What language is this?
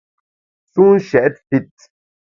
Bamun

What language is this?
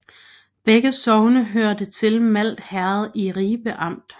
Danish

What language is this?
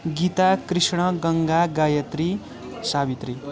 Nepali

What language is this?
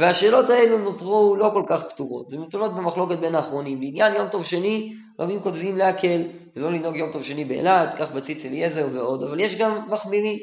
Hebrew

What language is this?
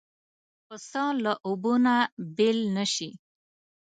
Pashto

